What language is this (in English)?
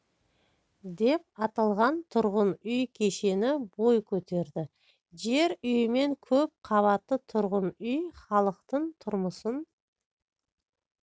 Kazakh